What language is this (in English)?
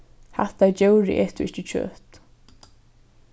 Faroese